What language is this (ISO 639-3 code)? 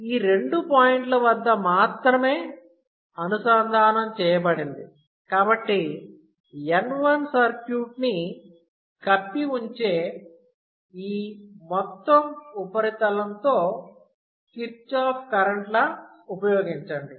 tel